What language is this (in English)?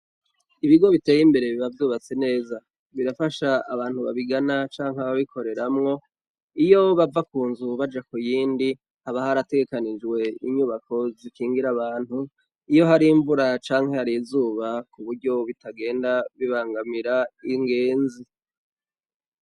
Rundi